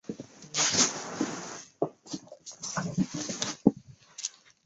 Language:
Chinese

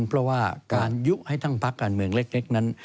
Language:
Thai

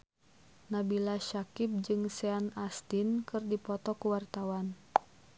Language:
Sundanese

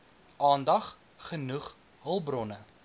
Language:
Afrikaans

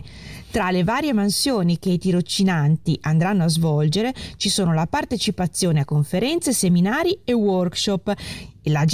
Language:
Italian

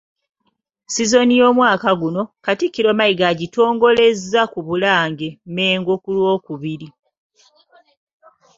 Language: Ganda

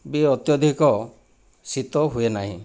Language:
Odia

